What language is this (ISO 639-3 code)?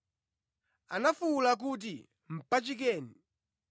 nya